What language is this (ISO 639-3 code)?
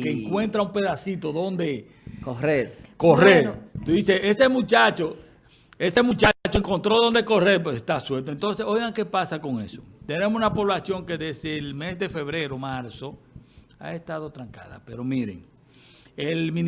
spa